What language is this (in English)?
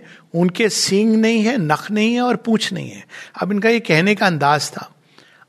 Hindi